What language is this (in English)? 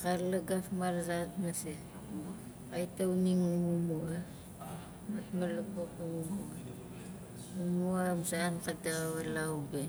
Nalik